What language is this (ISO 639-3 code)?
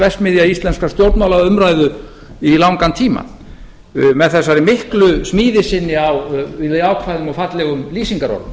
isl